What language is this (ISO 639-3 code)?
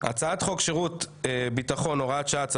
heb